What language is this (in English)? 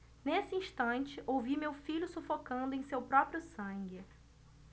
Portuguese